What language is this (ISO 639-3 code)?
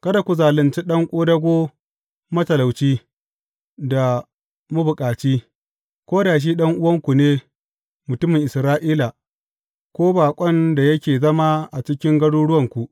hau